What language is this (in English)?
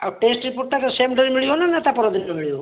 Odia